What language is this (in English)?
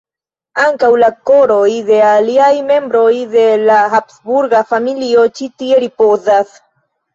Esperanto